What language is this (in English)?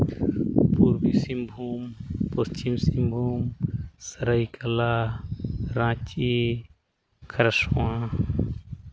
Santali